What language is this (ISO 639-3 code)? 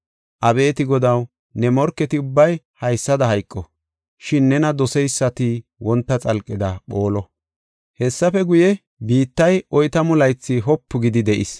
gof